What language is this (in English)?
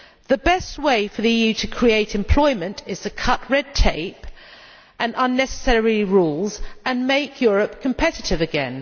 English